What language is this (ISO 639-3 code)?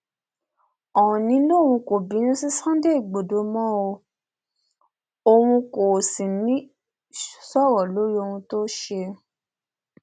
yor